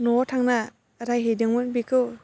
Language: Bodo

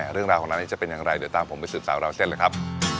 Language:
Thai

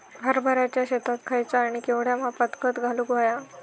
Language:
Marathi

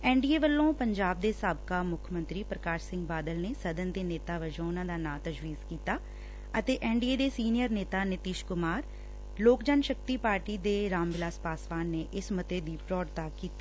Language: Punjabi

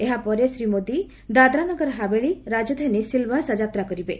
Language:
Odia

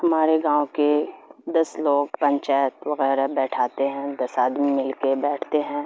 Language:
Urdu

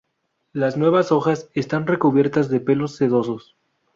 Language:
Spanish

